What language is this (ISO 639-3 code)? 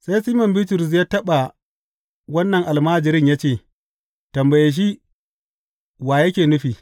hau